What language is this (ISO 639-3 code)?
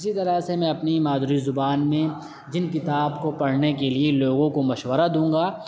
urd